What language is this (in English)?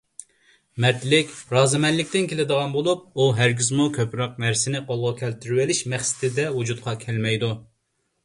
Uyghur